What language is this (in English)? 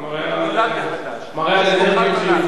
Hebrew